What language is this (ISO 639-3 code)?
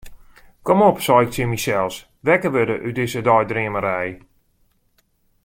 fry